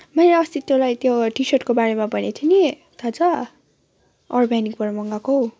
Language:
Nepali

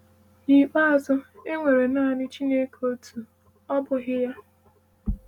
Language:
Igbo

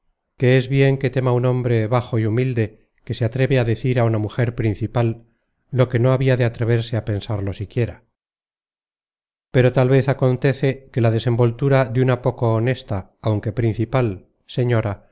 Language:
Spanish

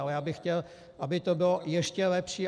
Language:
Czech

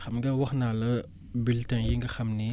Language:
Wolof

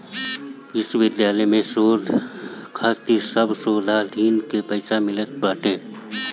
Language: Bhojpuri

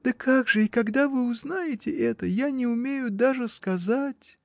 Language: Russian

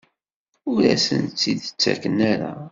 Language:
Kabyle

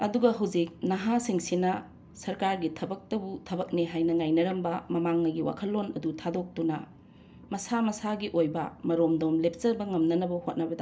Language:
Manipuri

